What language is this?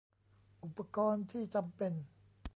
Thai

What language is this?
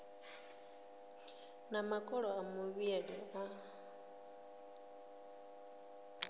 Venda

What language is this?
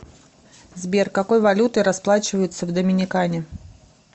Russian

